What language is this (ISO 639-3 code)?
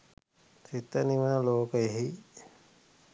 sin